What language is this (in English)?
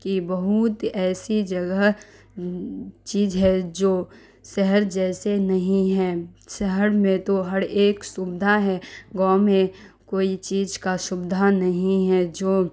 Urdu